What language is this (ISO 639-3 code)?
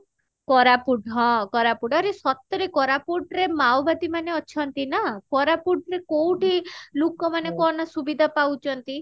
ori